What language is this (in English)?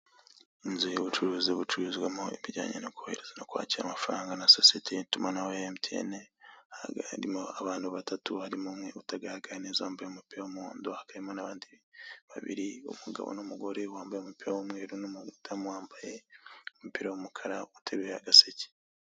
Kinyarwanda